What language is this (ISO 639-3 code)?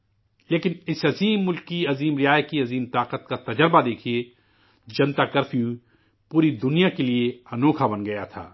urd